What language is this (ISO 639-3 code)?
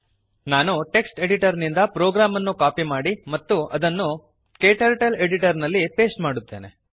kan